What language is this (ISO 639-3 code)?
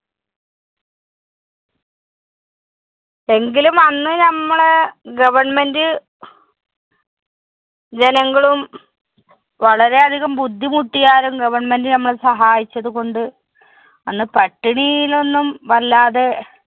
mal